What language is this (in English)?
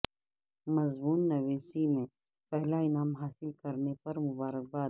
Urdu